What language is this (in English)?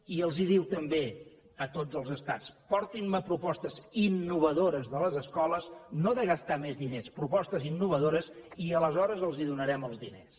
Catalan